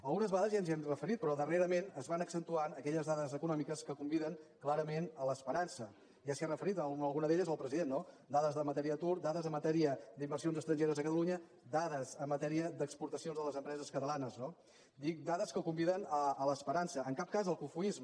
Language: Catalan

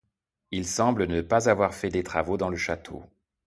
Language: French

